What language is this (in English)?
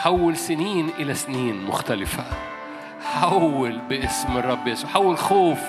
Arabic